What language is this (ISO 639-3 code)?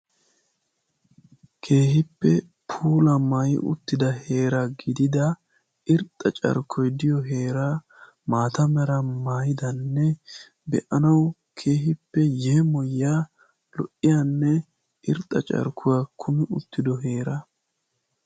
wal